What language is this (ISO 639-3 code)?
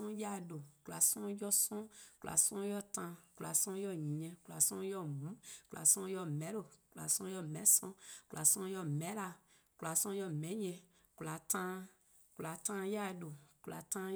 kqo